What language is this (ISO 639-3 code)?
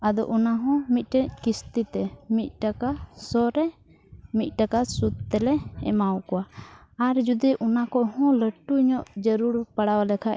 sat